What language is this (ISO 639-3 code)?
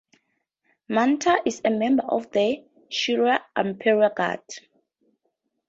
eng